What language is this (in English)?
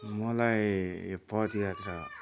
Nepali